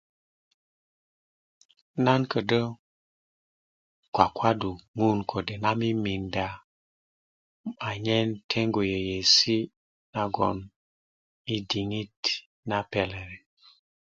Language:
Kuku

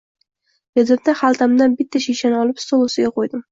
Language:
Uzbek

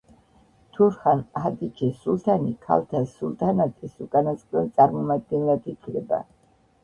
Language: Georgian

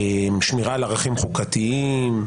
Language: Hebrew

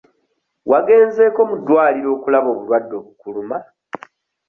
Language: Ganda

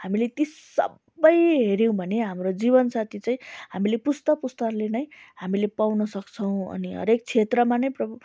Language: Nepali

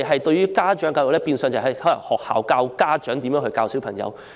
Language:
Cantonese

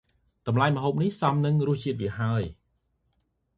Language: Khmer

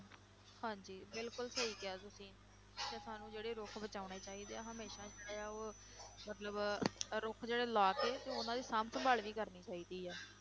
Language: Punjabi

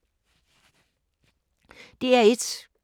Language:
Danish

